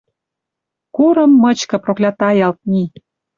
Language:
Western Mari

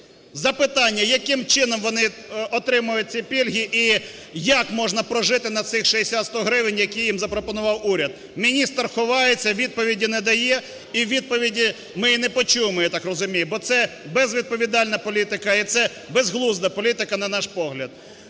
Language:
Ukrainian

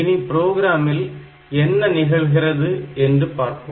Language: Tamil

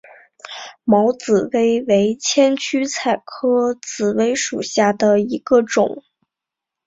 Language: Chinese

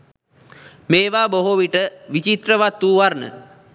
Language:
Sinhala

